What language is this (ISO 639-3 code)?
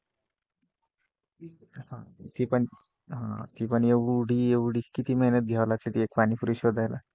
mar